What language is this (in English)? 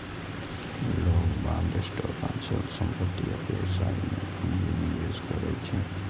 Maithili